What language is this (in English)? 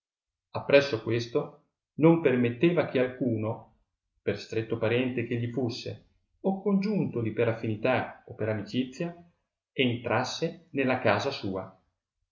Italian